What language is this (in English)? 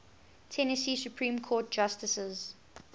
English